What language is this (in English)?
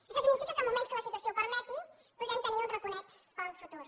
Catalan